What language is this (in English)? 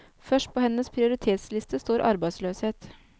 Norwegian